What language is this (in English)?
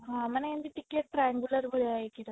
Odia